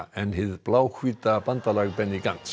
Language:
Icelandic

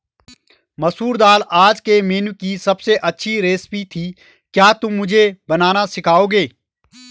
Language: Hindi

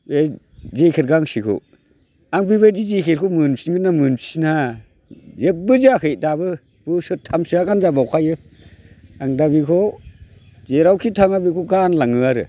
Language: Bodo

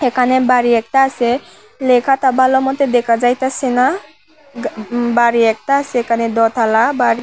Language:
Bangla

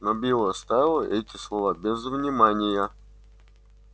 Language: Russian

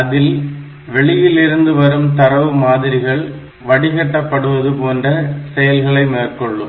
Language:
Tamil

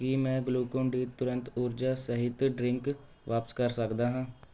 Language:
Punjabi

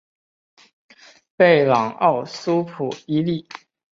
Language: Chinese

